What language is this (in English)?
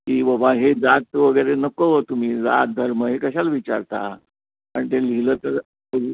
Marathi